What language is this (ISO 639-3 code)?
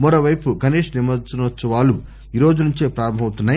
tel